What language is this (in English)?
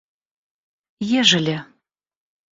Russian